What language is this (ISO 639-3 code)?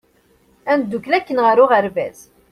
kab